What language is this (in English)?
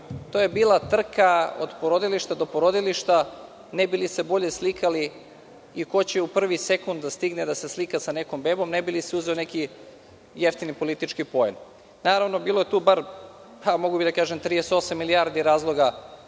Serbian